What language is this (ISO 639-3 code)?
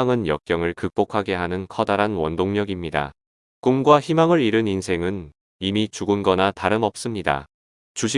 kor